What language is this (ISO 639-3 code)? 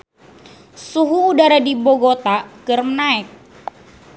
sun